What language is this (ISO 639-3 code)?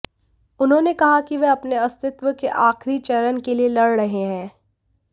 hin